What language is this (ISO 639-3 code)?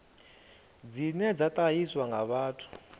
ven